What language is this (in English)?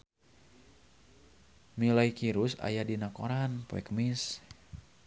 Sundanese